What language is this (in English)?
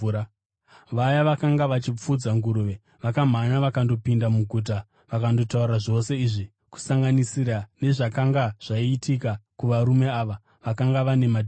Shona